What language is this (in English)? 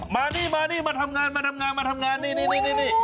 Thai